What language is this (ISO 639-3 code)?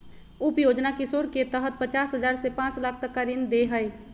mag